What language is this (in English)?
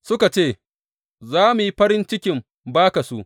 Hausa